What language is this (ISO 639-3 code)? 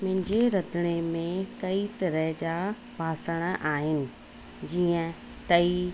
snd